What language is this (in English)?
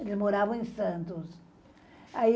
Portuguese